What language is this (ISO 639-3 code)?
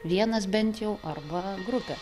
lit